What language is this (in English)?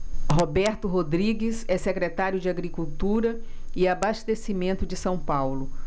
Portuguese